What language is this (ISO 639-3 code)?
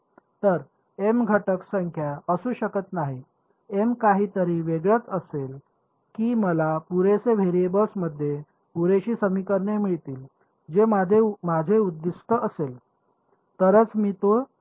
mar